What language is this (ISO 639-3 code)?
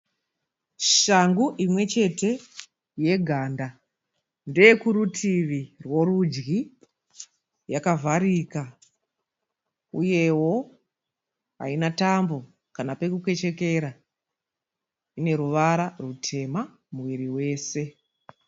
sna